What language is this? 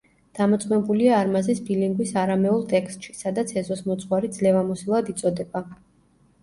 Georgian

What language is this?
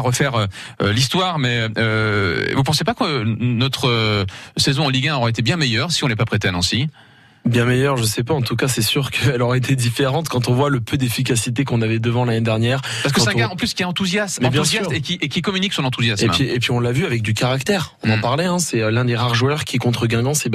French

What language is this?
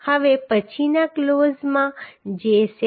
Gujarati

